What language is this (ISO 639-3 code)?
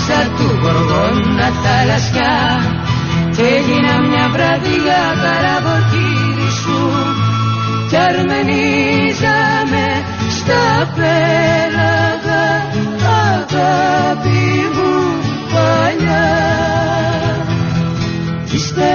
ell